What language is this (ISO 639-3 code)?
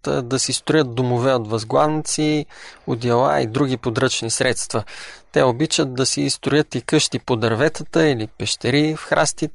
bul